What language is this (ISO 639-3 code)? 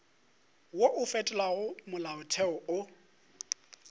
nso